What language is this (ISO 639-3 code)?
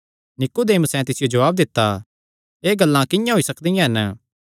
xnr